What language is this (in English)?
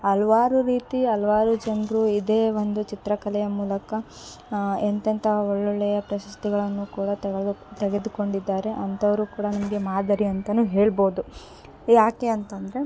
Kannada